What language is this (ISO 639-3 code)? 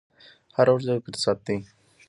pus